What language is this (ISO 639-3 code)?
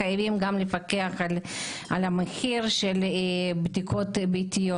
heb